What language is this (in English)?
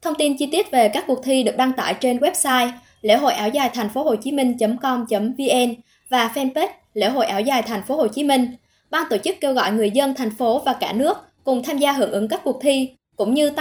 Vietnamese